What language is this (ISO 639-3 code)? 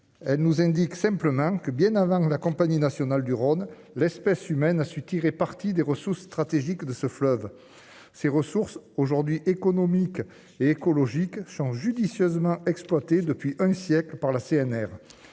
fra